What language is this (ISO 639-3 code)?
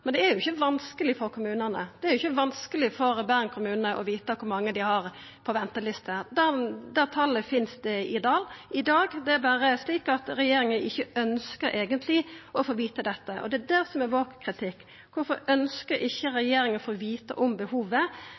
nno